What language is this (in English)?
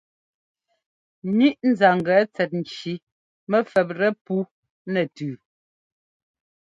Ngomba